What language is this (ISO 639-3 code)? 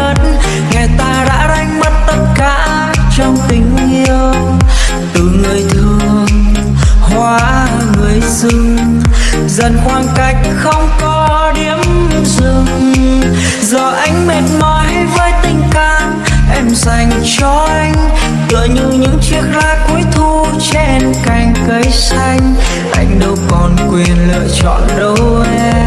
vie